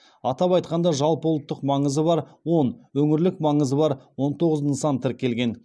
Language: Kazakh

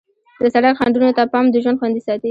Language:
Pashto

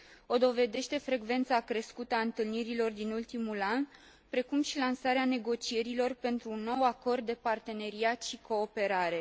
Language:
Romanian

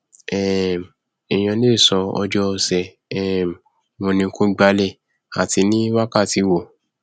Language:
Yoruba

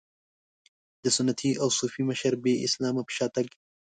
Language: Pashto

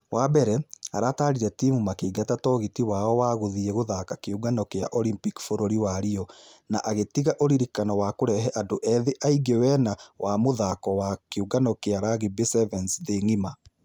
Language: Kikuyu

